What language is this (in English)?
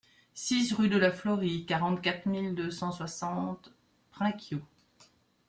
French